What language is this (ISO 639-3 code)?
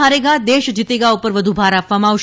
guj